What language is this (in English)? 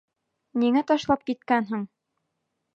Bashkir